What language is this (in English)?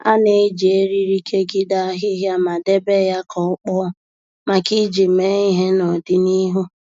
Igbo